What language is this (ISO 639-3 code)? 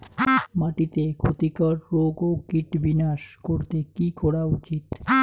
ben